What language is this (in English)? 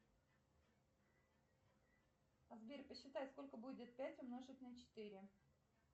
Russian